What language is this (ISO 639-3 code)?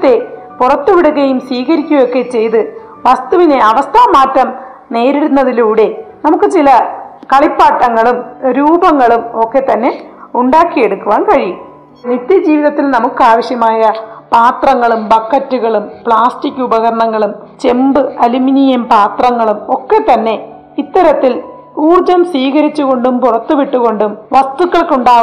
mal